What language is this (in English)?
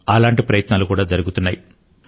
Telugu